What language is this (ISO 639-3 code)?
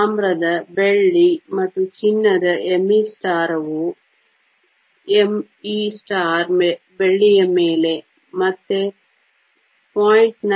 kan